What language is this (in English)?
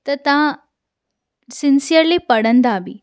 Sindhi